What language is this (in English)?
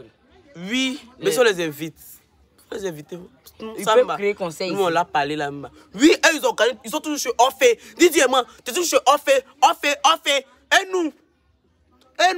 French